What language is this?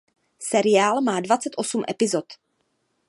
Czech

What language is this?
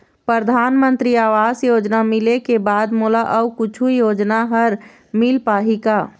Chhattisgarhi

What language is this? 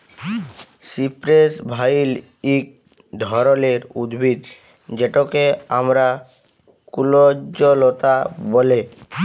Bangla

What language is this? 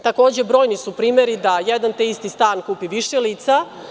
Serbian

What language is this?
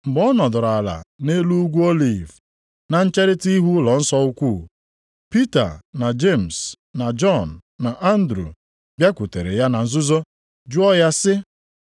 Igbo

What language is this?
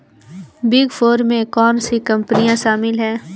Hindi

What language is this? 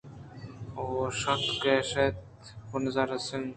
Eastern Balochi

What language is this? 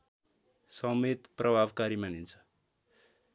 Nepali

